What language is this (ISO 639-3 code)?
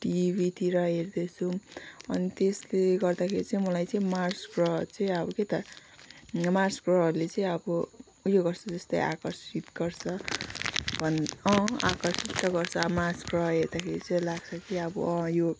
nep